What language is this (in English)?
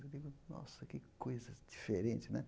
Portuguese